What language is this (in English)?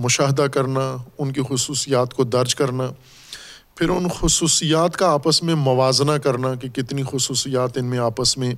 Urdu